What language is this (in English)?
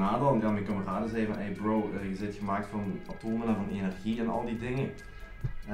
Dutch